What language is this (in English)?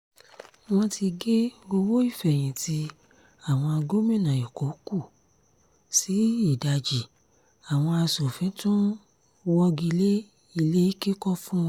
Yoruba